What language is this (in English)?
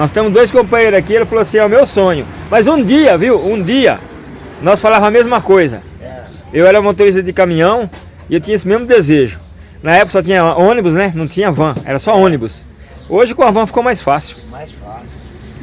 Portuguese